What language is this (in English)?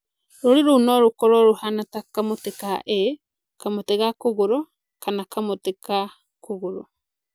Kikuyu